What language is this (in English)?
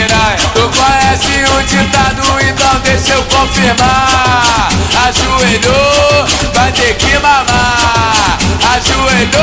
Portuguese